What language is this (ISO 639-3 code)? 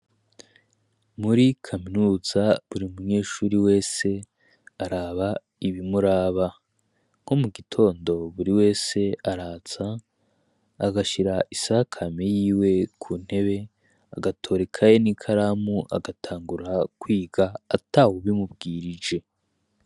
run